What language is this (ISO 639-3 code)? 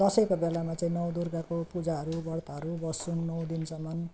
nep